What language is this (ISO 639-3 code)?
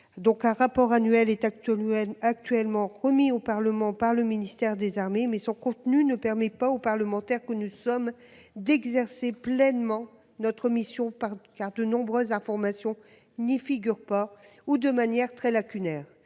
fra